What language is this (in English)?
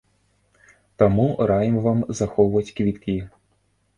Belarusian